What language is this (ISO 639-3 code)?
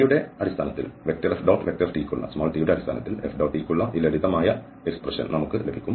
mal